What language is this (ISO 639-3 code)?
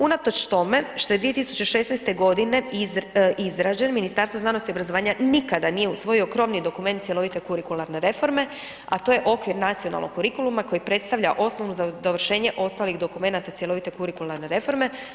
hrv